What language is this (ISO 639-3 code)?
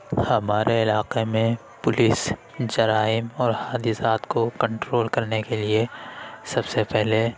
urd